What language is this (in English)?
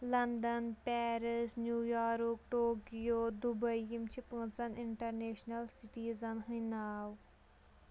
Kashmiri